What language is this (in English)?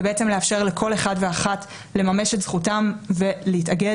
Hebrew